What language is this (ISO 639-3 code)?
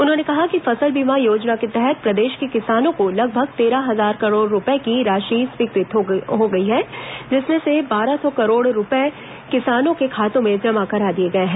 hin